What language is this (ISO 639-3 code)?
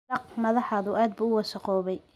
som